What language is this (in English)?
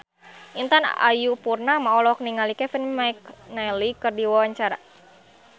Sundanese